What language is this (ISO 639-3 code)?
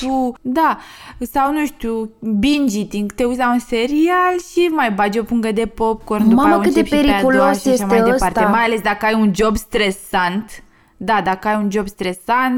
ron